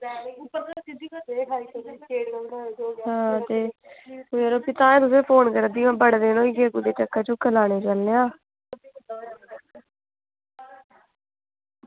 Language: Dogri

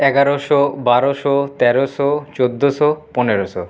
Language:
Bangla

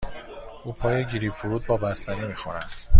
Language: Persian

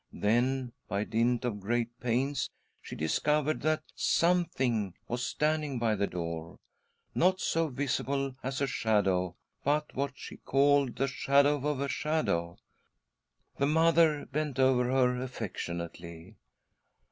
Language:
English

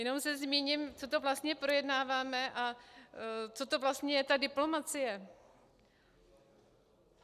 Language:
Czech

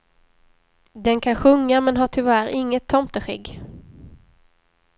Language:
Swedish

